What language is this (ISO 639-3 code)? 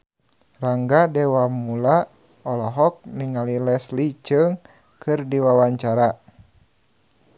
sun